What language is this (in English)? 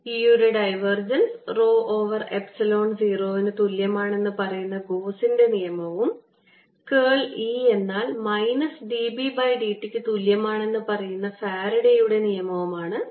Malayalam